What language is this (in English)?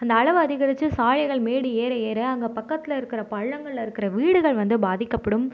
Tamil